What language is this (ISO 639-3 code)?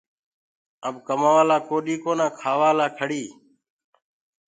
ggg